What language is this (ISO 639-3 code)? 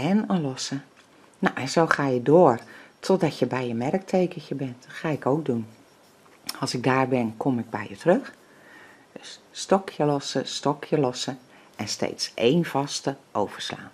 nld